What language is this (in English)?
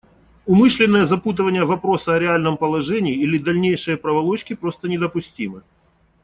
Russian